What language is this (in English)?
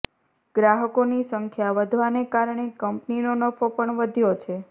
Gujarati